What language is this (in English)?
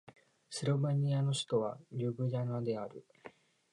Japanese